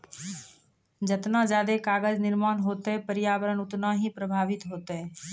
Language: Maithili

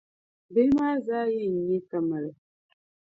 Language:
Dagbani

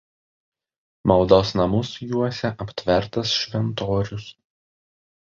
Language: Lithuanian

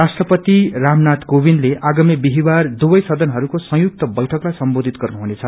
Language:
Nepali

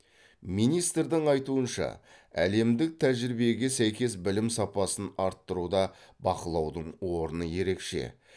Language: Kazakh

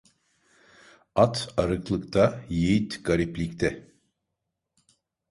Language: Turkish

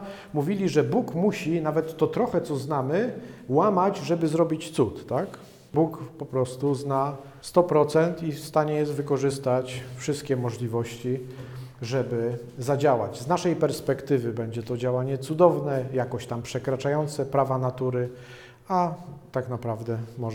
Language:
Polish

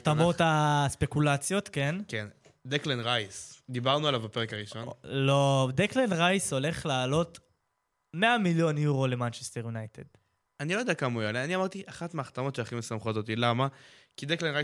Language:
Hebrew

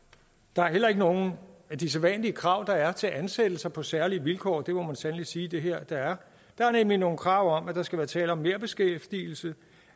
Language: Danish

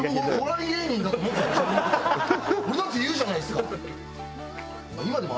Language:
Japanese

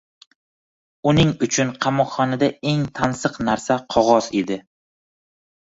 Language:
Uzbek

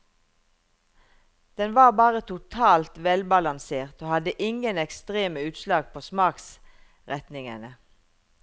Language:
Norwegian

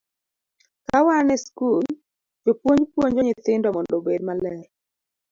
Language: Luo (Kenya and Tanzania)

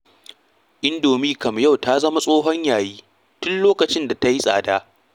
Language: Hausa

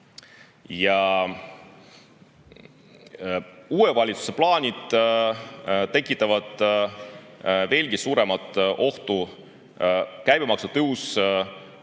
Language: Estonian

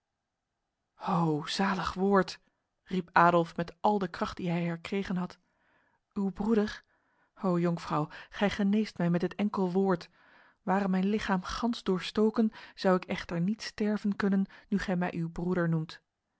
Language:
Dutch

